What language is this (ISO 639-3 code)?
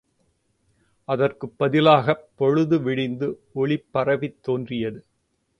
tam